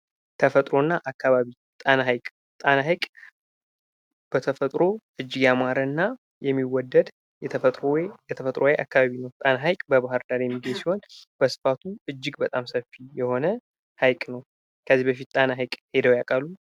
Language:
Amharic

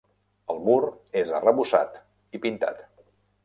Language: Catalan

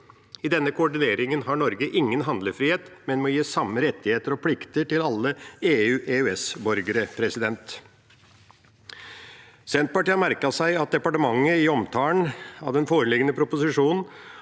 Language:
Norwegian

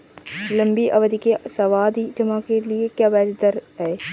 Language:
Hindi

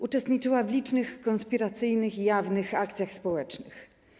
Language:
Polish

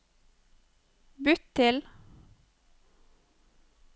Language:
Norwegian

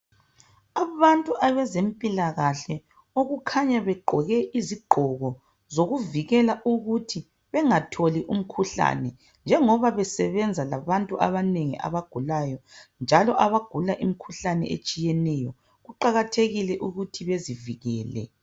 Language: North Ndebele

